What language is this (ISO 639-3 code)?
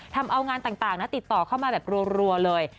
tha